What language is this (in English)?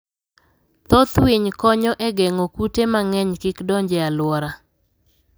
Luo (Kenya and Tanzania)